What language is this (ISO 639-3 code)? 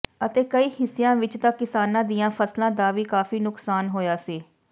pan